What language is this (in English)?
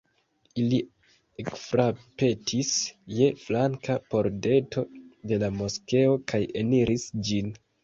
Esperanto